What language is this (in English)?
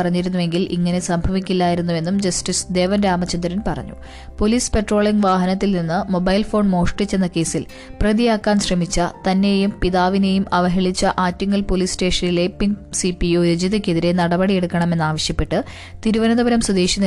Malayalam